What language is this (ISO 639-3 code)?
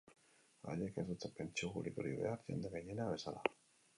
eus